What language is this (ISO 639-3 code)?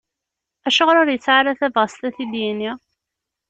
kab